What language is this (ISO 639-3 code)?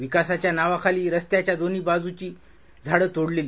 mar